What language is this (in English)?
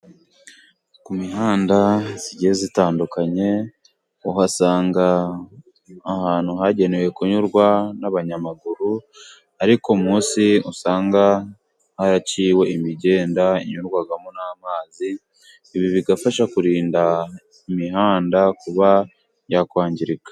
Kinyarwanda